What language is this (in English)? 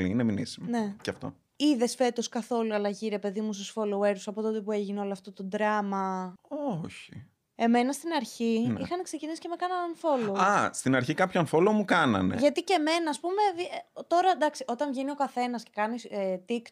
Greek